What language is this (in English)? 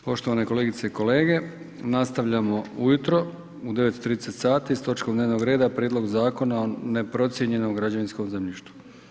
Croatian